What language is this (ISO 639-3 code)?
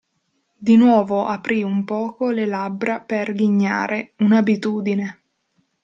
ita